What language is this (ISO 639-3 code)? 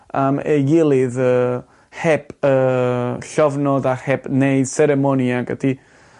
cym